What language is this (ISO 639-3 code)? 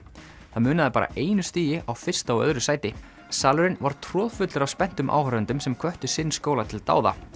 isl